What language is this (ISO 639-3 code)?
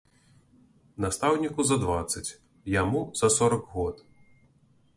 bel